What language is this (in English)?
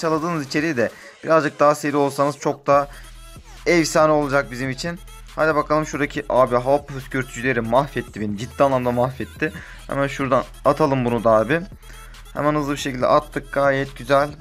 Turkish